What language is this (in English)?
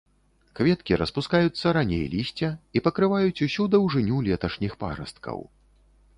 Belarusian